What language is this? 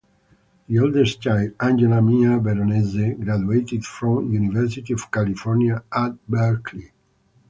English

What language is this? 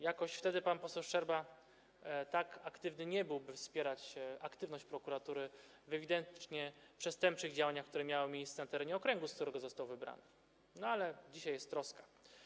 Polish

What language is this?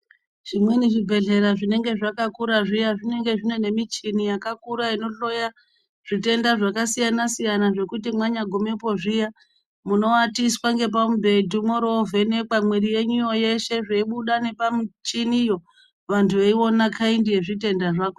Ndau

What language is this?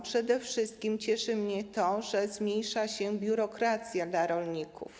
Polish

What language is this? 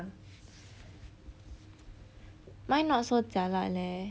English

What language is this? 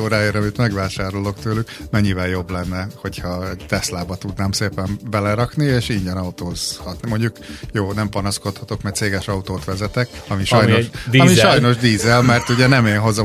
Hungarian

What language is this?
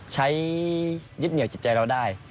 Thai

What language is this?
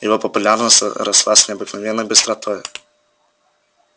Russian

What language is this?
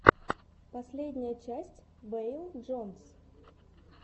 Russian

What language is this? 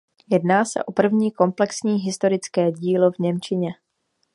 Czech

